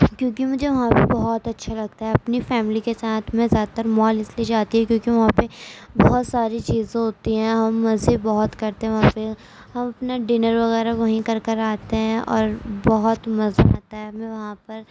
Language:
Urdu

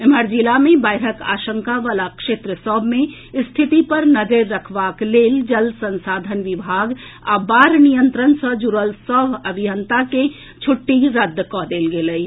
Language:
Maithili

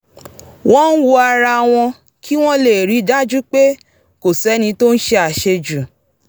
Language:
Yoruba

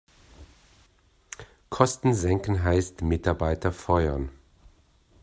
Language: German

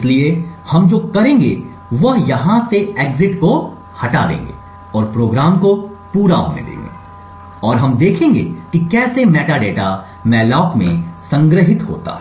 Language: Hindi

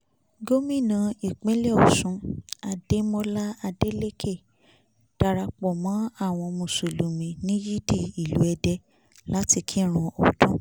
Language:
Yoruba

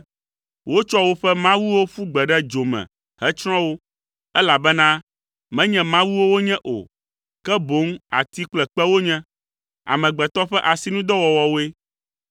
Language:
Ewe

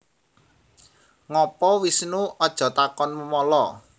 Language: Javanese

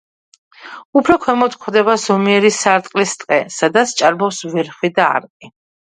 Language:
Georgian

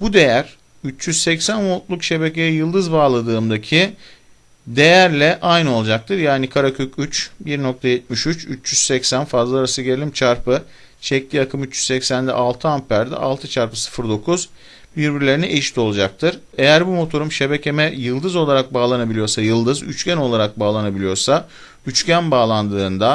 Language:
Turkish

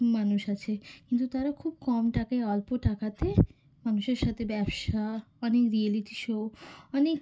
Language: Bangla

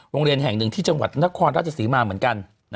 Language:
Thai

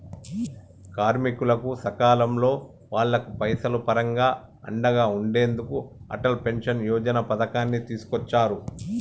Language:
Telugu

